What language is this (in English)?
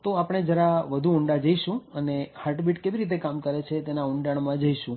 Gujarati